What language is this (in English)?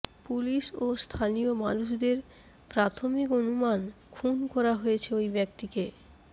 Bangla